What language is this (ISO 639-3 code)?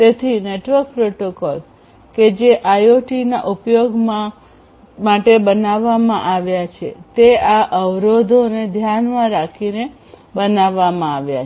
guj